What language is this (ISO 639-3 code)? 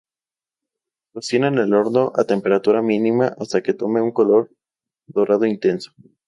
spa